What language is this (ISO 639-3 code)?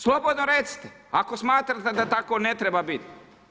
hrv